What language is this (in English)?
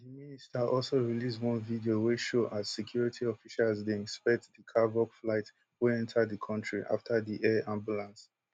Nigerian Pidgin